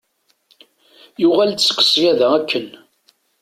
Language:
Kabyle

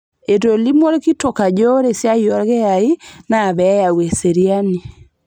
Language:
Masai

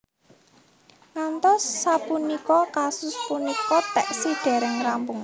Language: Javanese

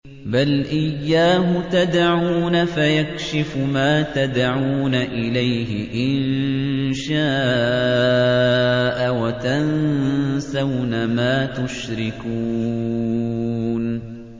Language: Arabic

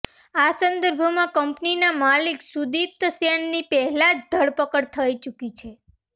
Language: Gujarati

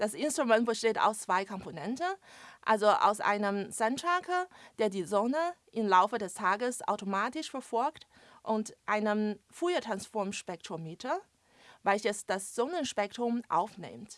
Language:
German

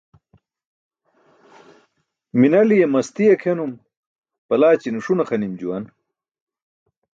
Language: Burushaski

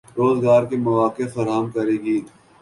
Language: Urdu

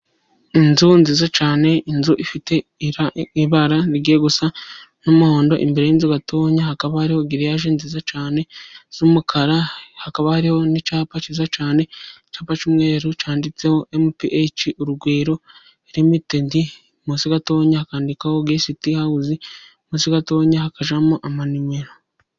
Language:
Kinyarwanda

